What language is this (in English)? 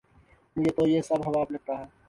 Urdu